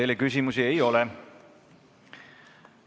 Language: Estonian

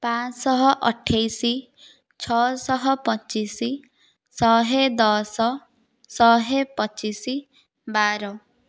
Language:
Odia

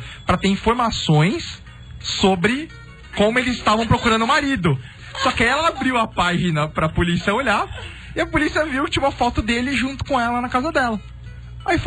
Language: Portuguese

